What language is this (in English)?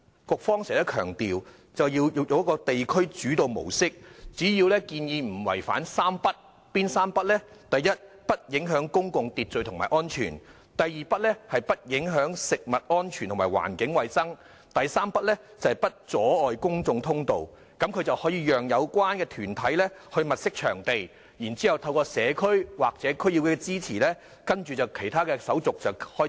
Cantonese